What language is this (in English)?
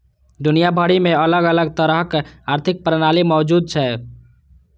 Maithili